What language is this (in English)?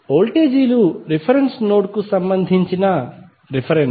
Telugu